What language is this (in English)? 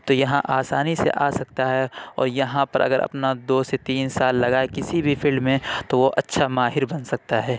Urdu